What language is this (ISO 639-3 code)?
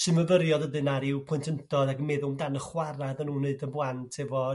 cym